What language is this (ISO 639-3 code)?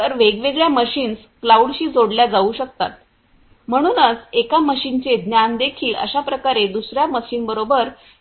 mar